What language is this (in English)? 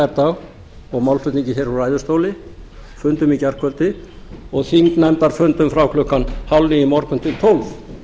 Icelandic